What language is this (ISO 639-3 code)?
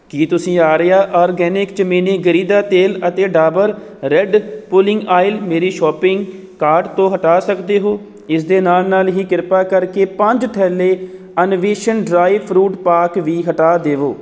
pan